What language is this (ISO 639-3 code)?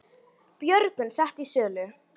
isl